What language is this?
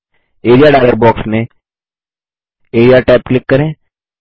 Hindi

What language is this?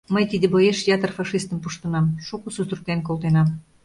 Mari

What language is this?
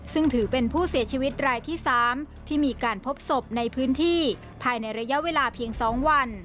Thai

